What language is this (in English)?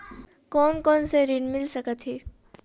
Chhattisgarhi